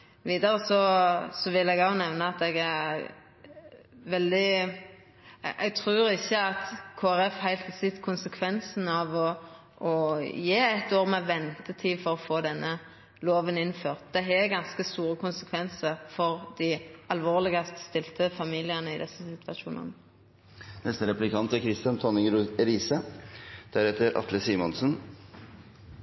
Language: Norwegian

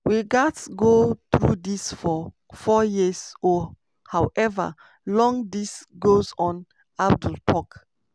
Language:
Nigerian Pidgin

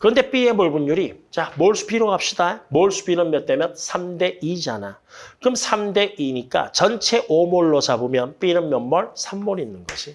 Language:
Korean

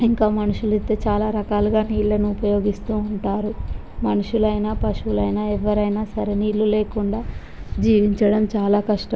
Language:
Telugu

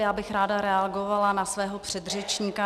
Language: Czech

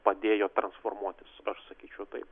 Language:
Lithuanian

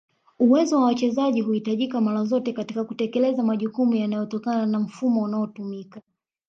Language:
Swahili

